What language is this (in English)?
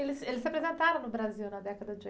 Portuguese